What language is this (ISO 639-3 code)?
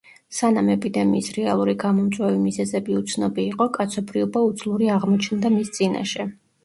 kat